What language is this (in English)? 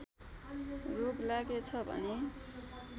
Nepali